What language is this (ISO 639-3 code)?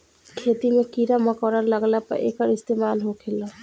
bho